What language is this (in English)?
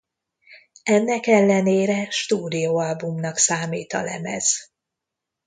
Hungarian